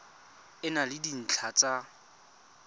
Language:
Tswana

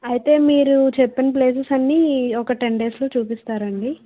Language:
Telugu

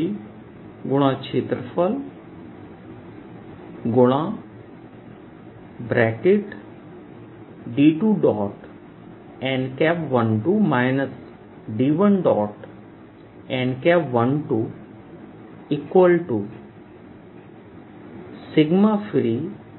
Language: Hindi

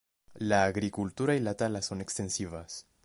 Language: Spanish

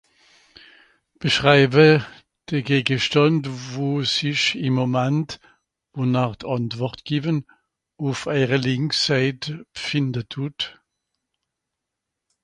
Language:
Swiss German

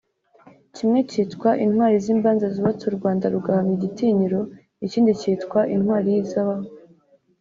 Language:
Kinyarwanda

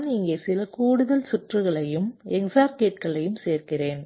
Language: Tamil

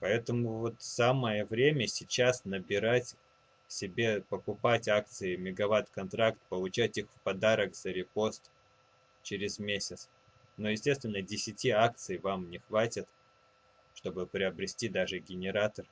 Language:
Russian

